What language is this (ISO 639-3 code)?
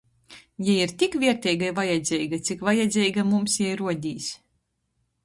ltg